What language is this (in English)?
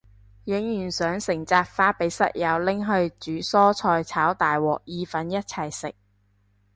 Cantonese